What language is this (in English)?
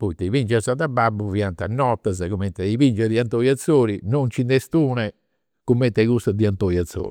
Campidanese Sardinian